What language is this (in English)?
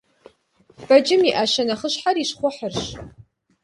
Kabardian